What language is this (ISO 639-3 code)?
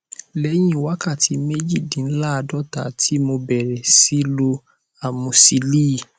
yor